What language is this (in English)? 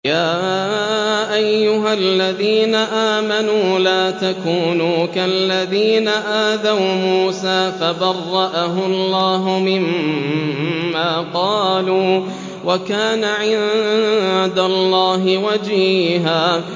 Arabic